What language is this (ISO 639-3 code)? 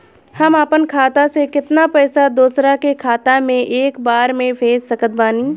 bho